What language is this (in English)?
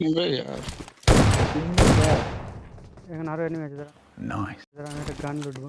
Hindi